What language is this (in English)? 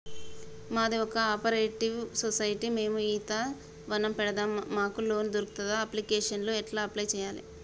Telugu